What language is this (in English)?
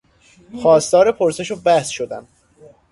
Persian